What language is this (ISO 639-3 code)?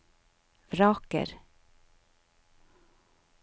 nor